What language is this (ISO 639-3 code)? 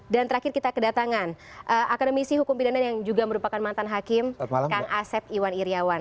ind